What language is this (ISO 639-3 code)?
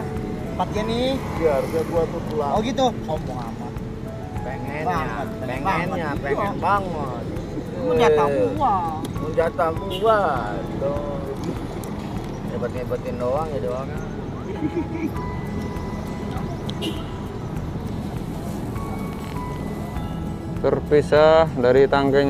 ind